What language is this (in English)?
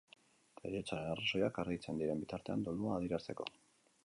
Basque